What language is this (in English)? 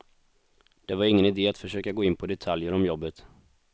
Swedish